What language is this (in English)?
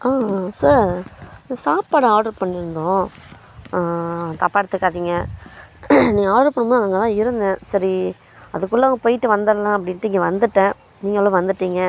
Tamil